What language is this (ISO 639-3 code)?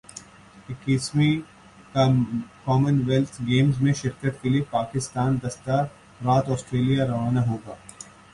urd